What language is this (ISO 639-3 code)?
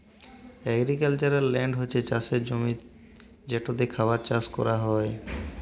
ben